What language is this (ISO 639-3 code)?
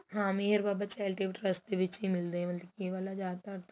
pan